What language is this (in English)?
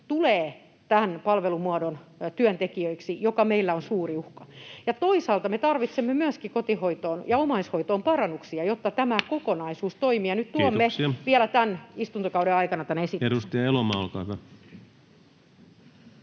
Finnish